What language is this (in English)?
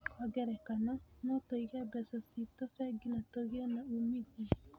Kikuyu